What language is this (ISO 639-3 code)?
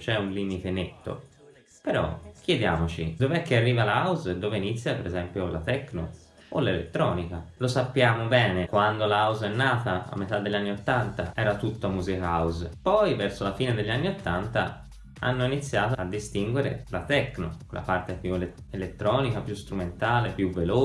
ita